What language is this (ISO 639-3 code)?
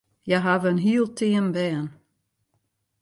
fry